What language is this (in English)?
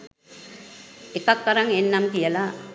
Sinhala